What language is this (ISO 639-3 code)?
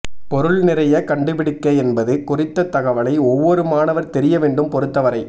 tam